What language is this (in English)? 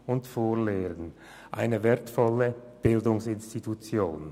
Swiss German